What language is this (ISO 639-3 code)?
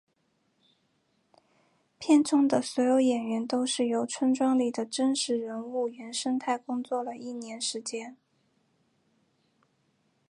zho